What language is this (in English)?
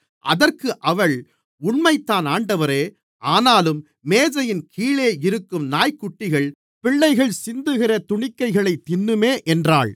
Tamil